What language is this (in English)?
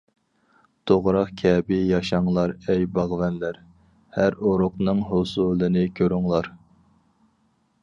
Uyghur